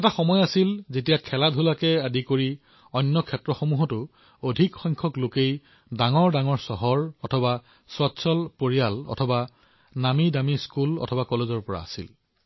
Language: Assamese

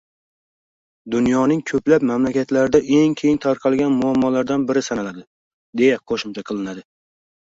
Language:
Uzbek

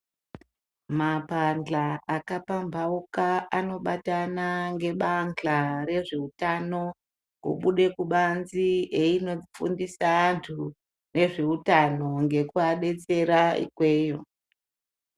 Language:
Ndau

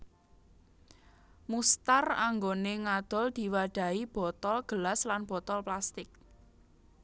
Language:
Javanese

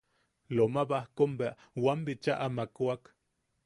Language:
Yaqui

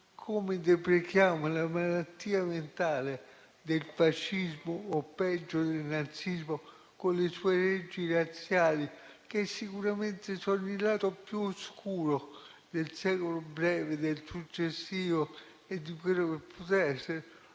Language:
Italian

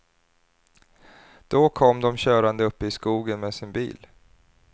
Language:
Swedish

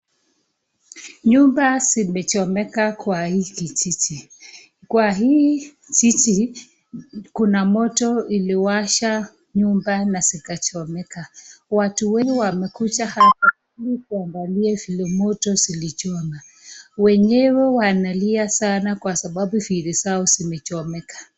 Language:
Swahili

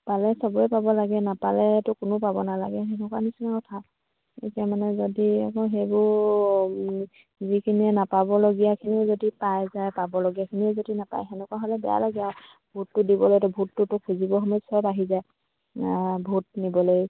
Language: Assamese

